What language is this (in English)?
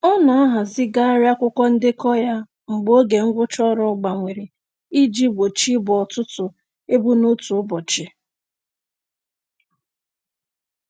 Igbo